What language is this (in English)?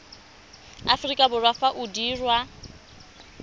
Tswana